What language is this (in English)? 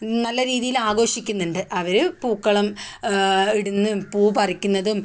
Malayalam